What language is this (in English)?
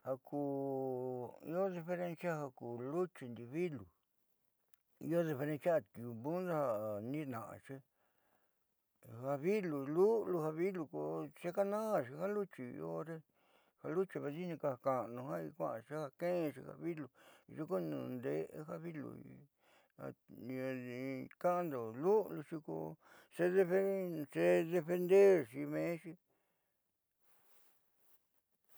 Southeastern Nochixtlán Mixtec